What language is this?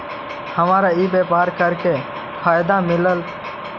Magahi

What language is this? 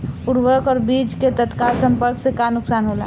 Bhojpuri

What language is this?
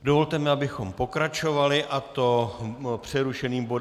Czech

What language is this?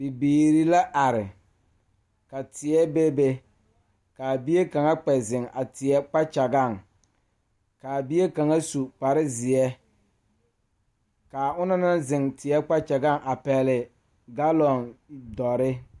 Southern Dagaare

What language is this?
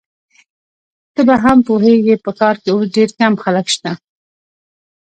Pashto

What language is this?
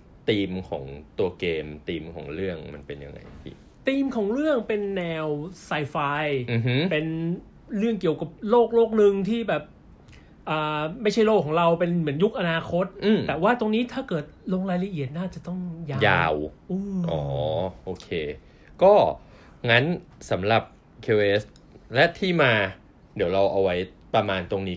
Thai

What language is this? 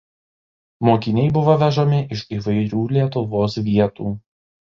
Lithuanian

